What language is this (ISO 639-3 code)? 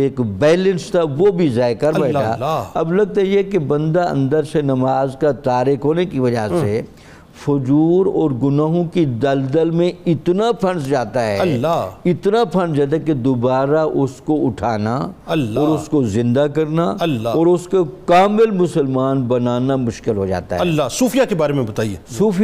urd